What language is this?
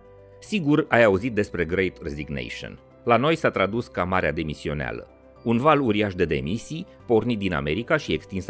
Romanian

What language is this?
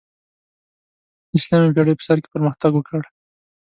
Pashto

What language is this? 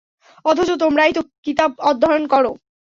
Bangla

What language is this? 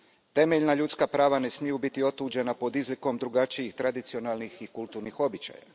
Croatian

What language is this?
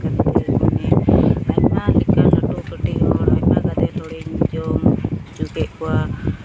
Santali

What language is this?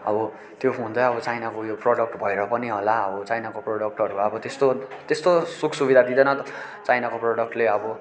Nepali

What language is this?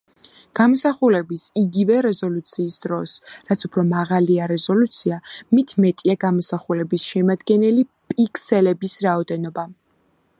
Georgian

